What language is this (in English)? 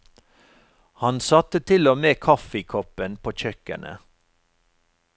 Norwegian